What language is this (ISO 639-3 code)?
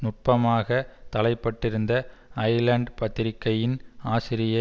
tam